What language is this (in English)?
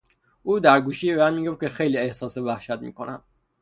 Persian